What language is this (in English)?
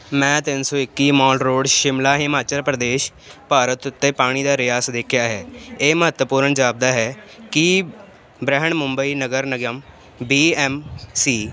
Punjabi